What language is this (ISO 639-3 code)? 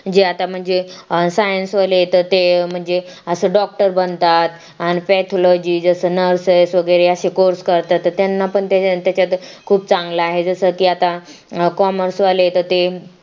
mar